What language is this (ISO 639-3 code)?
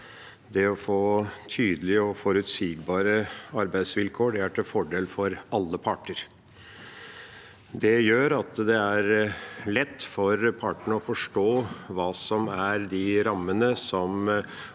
nor